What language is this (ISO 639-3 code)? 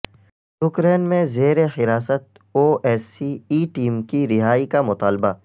urd